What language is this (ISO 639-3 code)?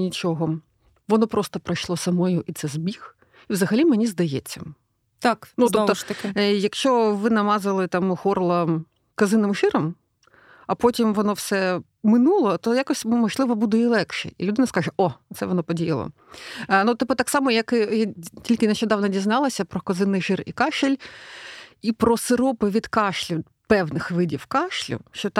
ukr